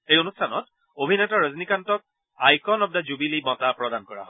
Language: Assamese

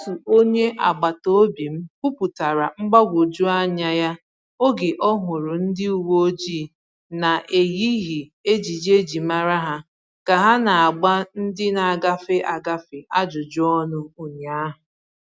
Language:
Igbo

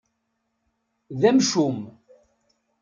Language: Kabyle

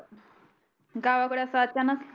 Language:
Marathi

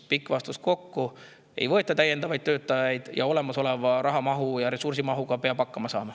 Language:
Estonian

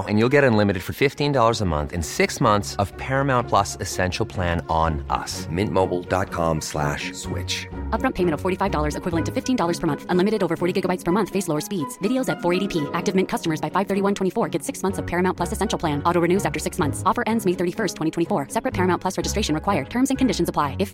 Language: Filipino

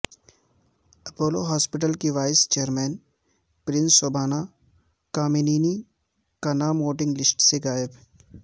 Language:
Urdu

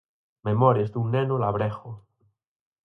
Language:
Galician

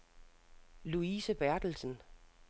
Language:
Danish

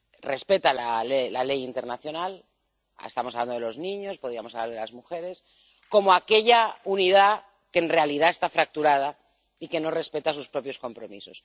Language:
Spanish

